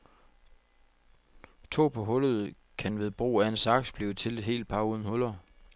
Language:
Danish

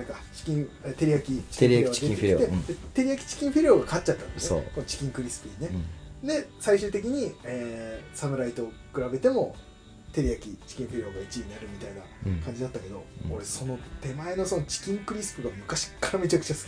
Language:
Japanese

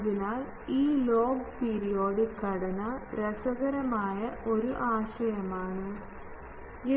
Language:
Malayalam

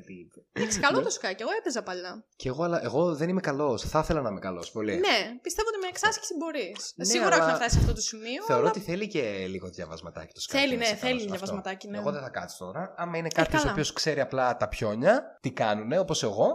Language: Greek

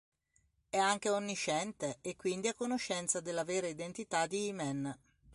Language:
Italian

